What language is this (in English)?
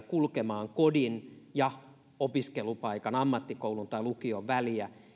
Finnish